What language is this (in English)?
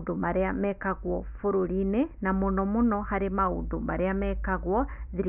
Kikuyu